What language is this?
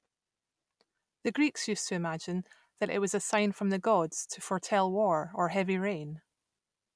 English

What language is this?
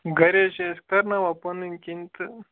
Kashmiri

